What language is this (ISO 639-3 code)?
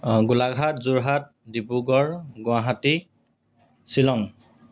asm